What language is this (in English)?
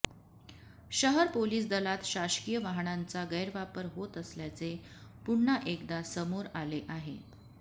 Marathi